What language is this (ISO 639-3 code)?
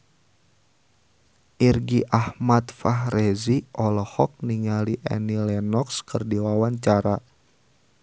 sun